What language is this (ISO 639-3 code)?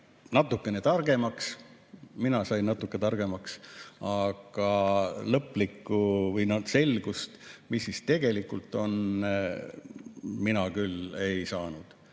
est